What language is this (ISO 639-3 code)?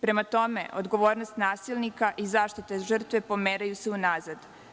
srp